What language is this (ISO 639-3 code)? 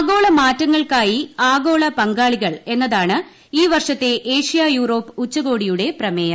mal